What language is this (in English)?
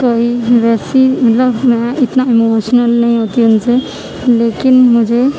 Urdu